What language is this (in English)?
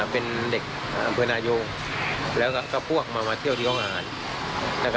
Thai